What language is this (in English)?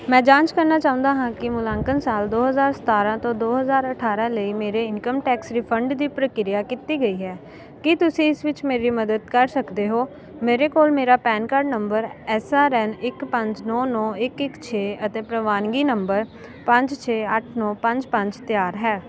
Punjabi